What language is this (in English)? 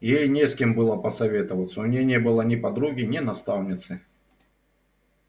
Russian